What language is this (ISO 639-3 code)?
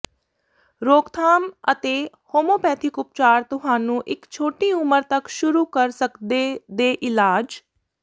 pan